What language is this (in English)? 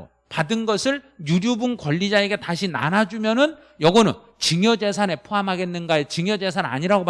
Korean